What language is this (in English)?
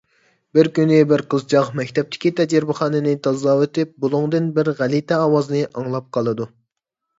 Uyghur